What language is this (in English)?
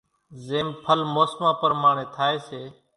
Kachi Koli